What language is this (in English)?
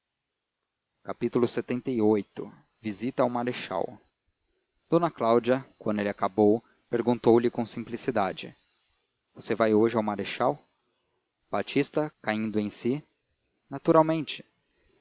Portuguese